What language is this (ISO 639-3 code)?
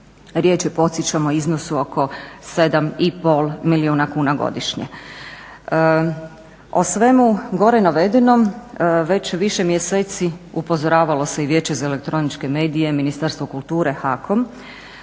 hrv